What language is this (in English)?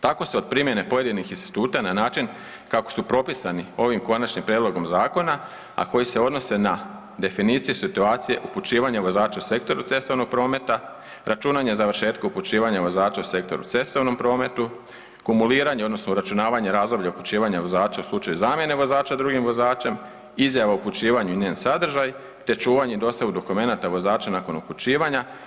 Croatian